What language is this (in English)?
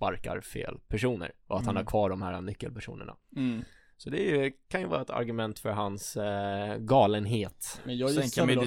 Swedish